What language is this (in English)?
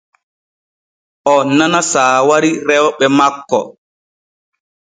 Borgu Fulfulde